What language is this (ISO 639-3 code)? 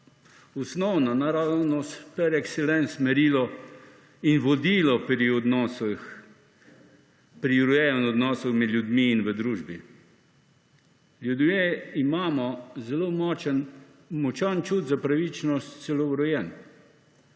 slv